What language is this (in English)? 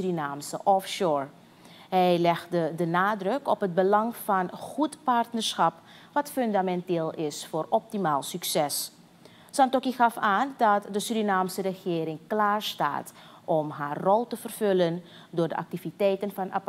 Dutch